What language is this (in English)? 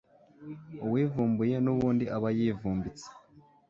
Kinyarwanda